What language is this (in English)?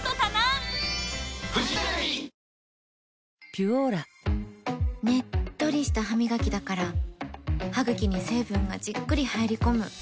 Japanese